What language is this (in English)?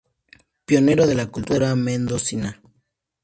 Spanish